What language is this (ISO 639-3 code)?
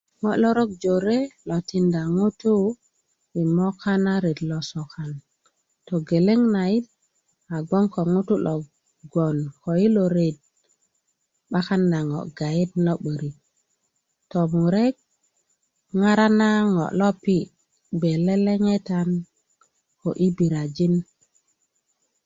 ukv